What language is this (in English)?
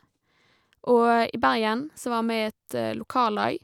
Norwegian